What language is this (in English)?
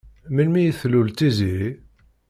Kabyle